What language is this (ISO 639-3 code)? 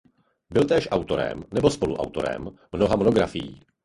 ces